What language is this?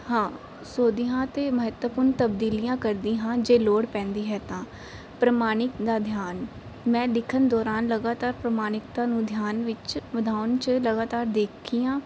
Punjabi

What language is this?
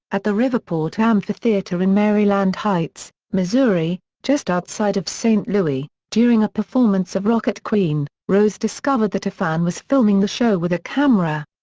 English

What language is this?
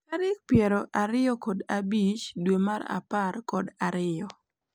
Luo (Kenya and Tanzania)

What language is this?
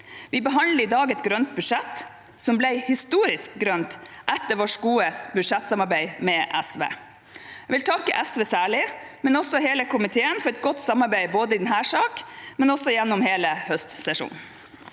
Norwegian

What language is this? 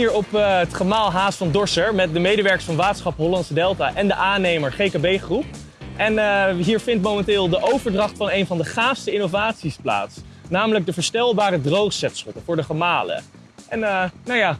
Dutch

